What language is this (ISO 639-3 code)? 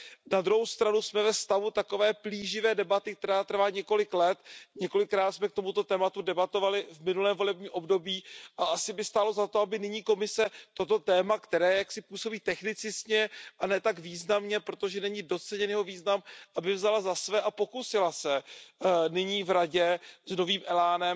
ces